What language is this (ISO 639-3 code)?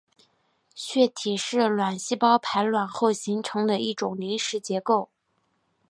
zho